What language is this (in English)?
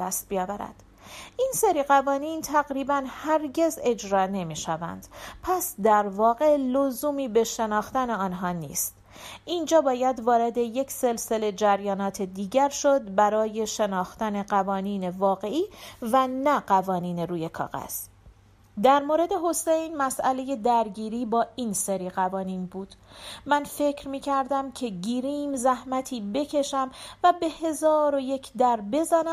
Persian